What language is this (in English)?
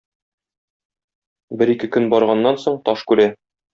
Tatar